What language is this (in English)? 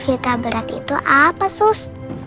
Indonesian